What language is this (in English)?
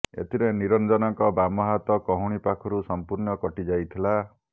Odia